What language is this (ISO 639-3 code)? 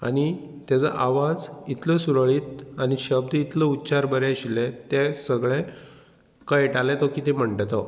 kok